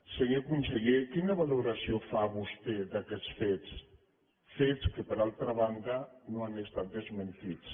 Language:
Catalan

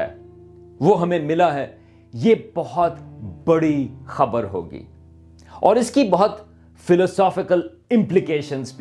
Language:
Urdu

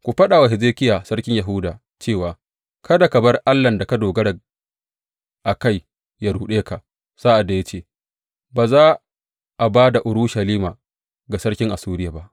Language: Hausa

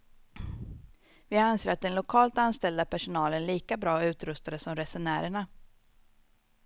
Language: Swedish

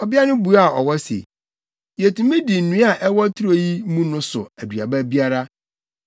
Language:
Akan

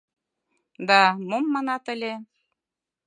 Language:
Mari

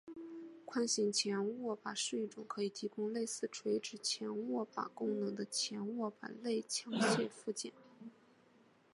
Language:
Chinese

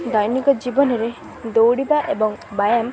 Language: Odia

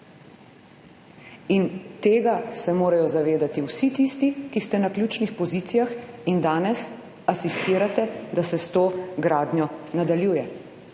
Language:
Slovenian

